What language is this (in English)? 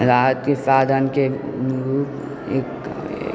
Maithili